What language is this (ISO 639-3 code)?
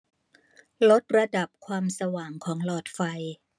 tha